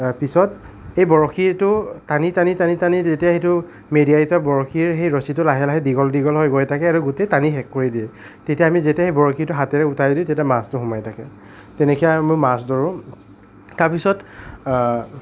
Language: Assamese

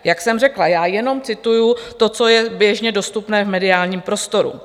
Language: Czech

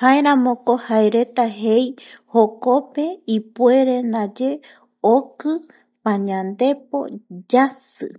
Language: Eastern Bolivian Guaraní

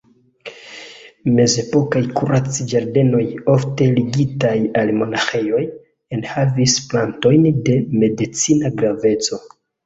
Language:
Esperanto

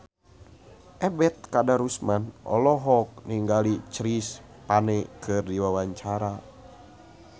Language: Sundanese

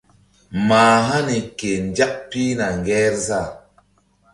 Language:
Mbum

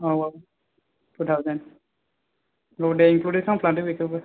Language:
Bodo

